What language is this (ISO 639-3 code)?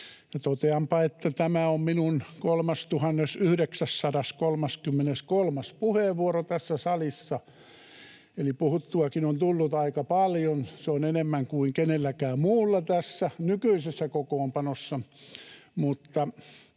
fin